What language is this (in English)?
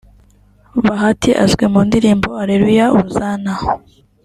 Kinyarwanda